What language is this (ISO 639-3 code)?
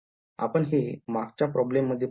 mar